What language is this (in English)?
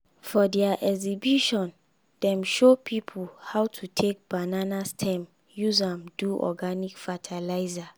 Nigerian Pidgin